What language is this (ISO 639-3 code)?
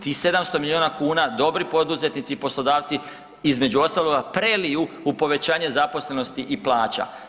hrv